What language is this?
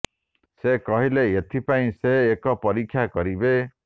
Odia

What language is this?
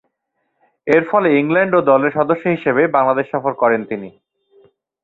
Bangla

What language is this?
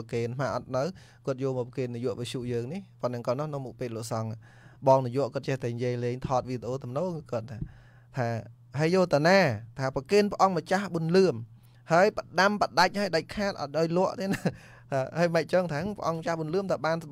Vietnamese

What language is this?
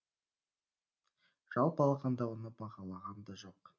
Kazakh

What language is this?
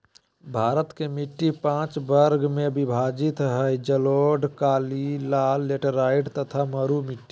Magahi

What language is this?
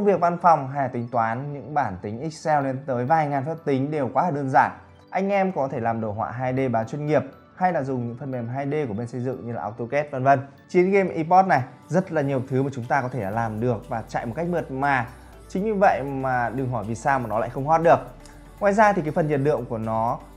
Vietnamese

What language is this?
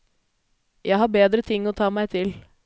Norwegian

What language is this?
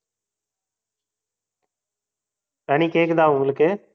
Tamil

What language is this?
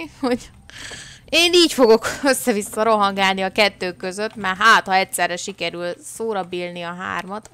Hungarian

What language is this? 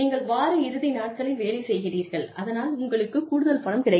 Tamil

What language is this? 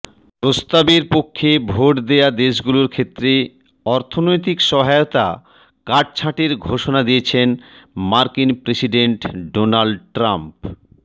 Bangla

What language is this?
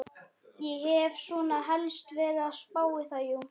Icelandic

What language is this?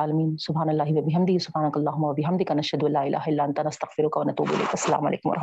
Urdu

